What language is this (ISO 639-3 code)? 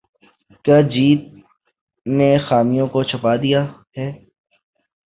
urd